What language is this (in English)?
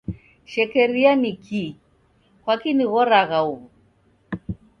Taita